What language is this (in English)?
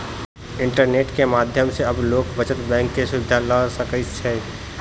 Maithili